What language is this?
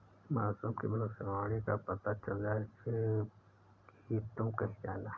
Hindi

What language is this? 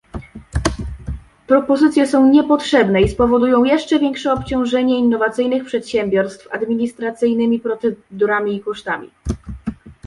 Polish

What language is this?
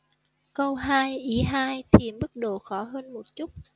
Vietnamese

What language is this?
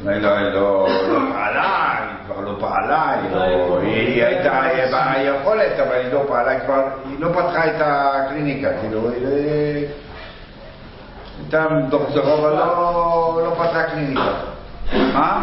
Hebrew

